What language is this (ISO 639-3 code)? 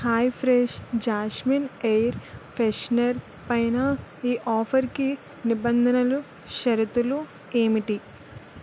tel